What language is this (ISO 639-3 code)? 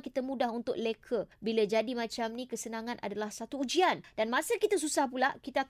msa